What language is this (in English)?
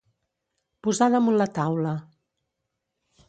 Catalan